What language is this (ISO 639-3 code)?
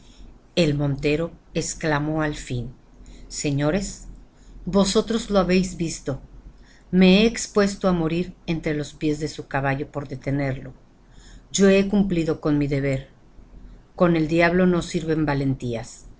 spa